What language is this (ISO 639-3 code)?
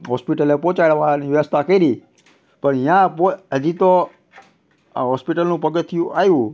guj